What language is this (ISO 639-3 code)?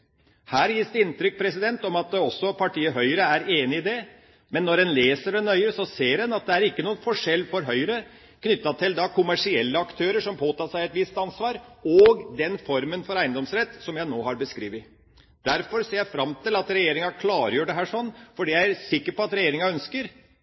nob